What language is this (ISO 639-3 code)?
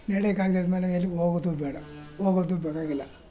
kan